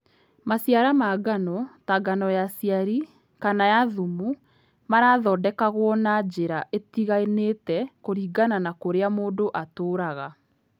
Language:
Kikuyu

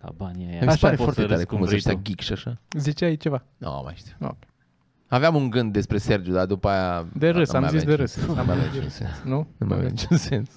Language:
Romanian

